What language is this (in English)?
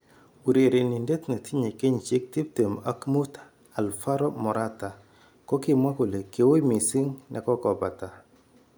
Kalenjin